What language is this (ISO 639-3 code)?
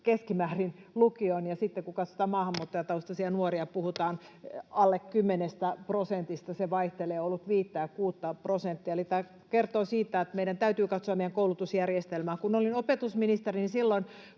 fin